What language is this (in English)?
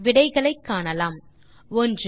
Tamil